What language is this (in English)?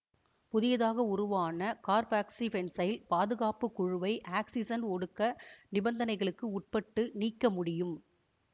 Tamil